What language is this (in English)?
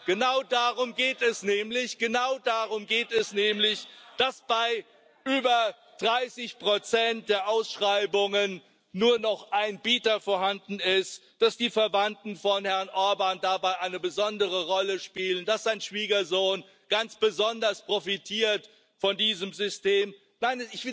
German